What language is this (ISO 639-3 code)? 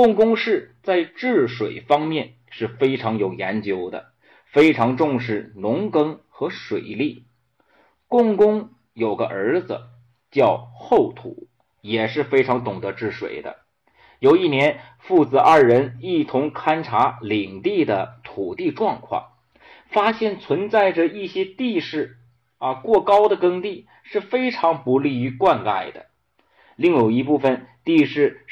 zho